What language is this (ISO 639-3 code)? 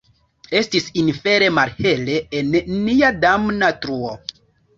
epo